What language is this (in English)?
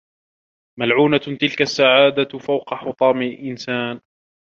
Arabic